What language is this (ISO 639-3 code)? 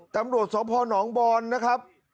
tha